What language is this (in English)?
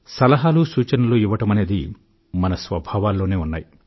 Telugu